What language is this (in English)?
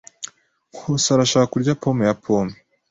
Kinyarwanda